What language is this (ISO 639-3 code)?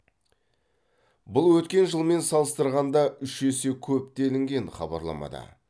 kaz